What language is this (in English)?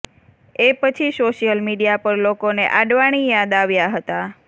Gujarati